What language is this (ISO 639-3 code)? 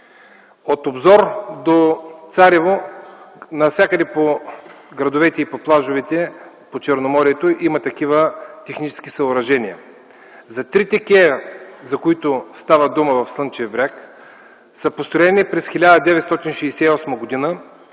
bul